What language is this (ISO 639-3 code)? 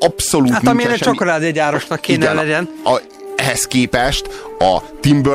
hun